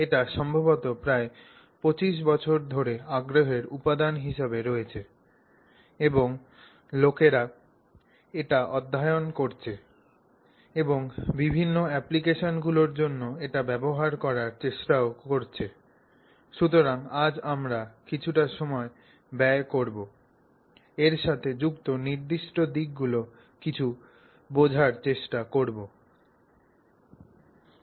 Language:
Bangla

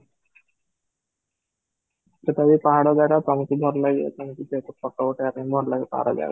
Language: Odia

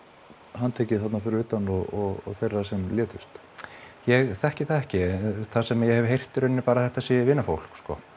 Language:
Icelandic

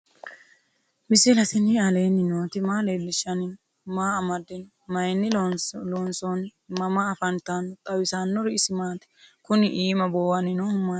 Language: Sidamo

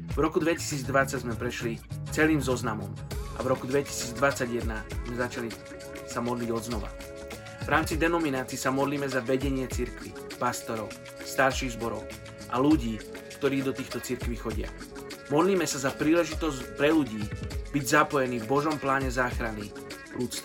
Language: Slovak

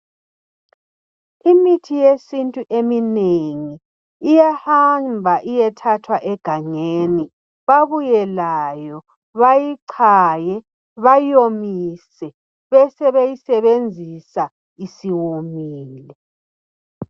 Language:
North Ndebele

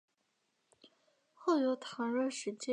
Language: Chinese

